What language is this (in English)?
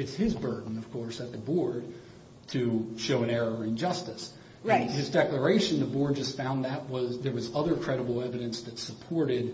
English